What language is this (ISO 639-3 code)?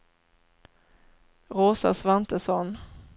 swe